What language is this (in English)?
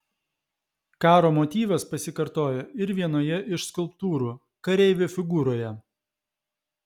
Lithuanian